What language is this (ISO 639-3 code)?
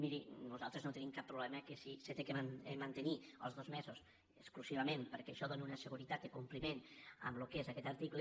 cat